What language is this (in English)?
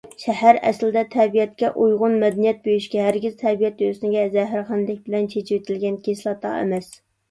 Uyghur